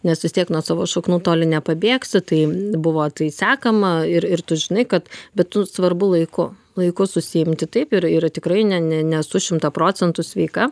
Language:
Lithuanian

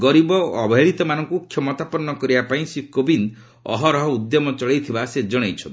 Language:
Odia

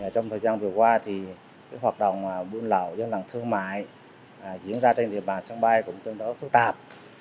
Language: Vietnamese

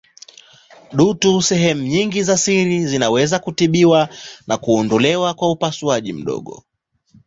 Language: Swahili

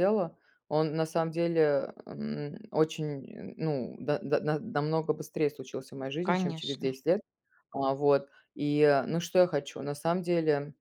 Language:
Russian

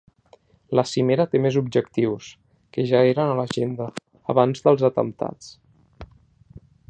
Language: Catalan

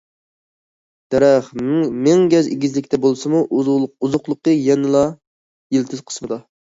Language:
Uyghur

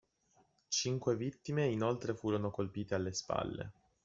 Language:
Italian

